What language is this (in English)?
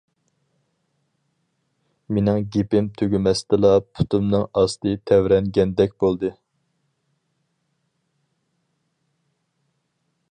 Uyghur